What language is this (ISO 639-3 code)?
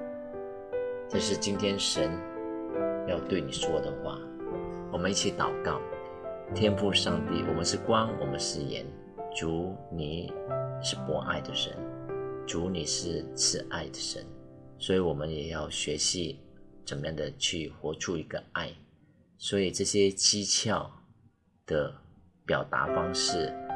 zho